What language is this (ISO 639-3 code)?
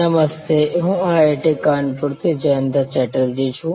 guj